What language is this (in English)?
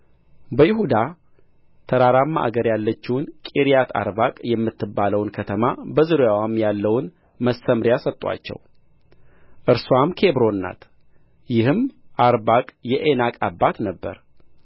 Amharic